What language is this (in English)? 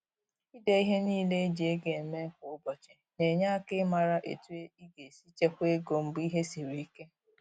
Igbo